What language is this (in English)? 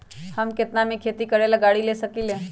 Magahi